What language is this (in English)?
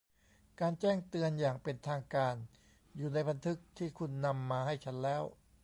Thai